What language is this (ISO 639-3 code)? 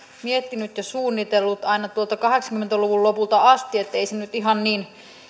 fin